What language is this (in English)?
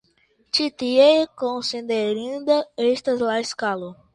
Esperanto